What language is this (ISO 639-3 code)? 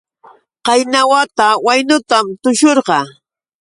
qux